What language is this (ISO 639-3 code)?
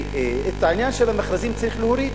heb